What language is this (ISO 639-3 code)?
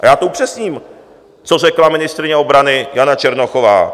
ces